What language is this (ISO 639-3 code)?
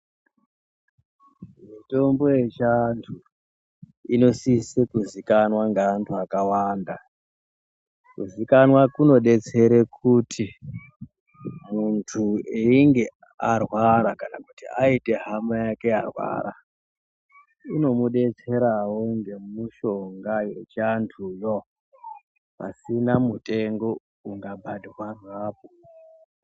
ndc